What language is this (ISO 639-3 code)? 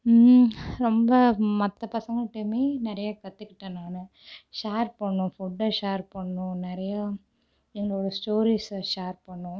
tam